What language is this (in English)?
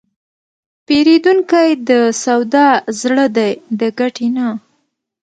Pashto